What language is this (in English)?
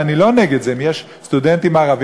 Hebrew